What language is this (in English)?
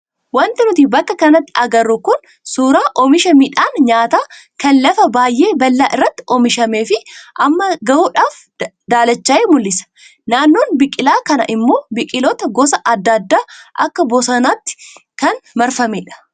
Oromo